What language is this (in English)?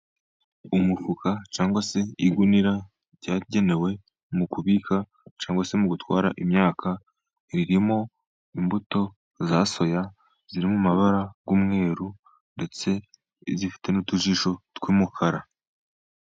Kinyarwanda